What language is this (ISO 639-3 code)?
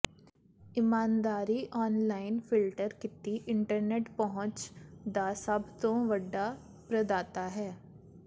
pan